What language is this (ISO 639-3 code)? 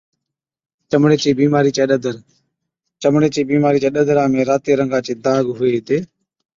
odk